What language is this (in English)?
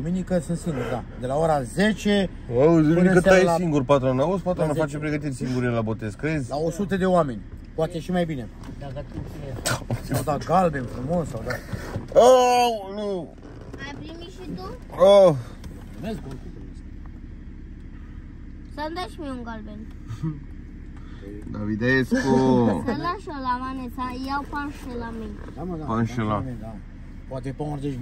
Romanian